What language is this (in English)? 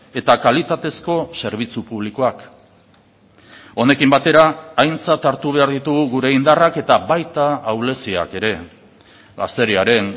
Basque